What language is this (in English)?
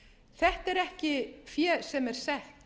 Icelandic